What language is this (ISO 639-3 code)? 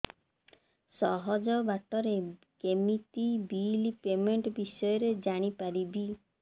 ori